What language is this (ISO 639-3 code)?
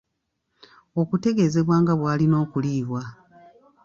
lug